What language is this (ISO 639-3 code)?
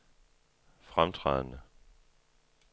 dan